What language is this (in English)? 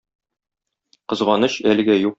Tatar